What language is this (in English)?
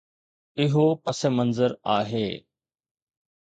Sindhi